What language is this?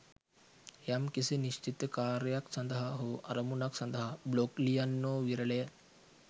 Sinhala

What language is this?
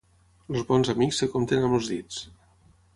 Catalan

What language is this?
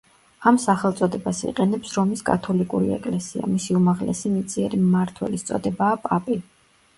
Georgian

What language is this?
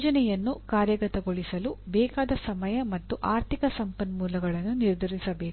Kannada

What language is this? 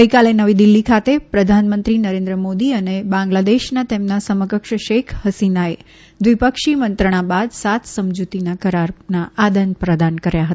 Gujarati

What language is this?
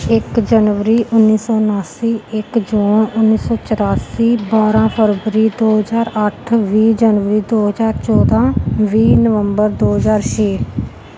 Punjabi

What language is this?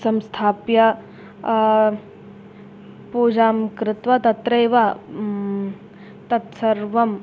Sanskrit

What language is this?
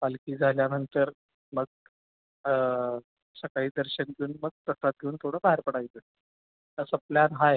Marathi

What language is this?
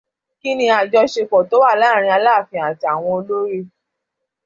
Yoruba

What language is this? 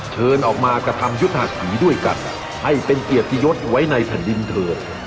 Thai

